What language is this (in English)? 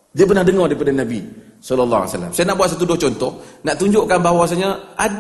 Malay